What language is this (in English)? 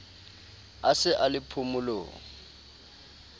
Southern Sotho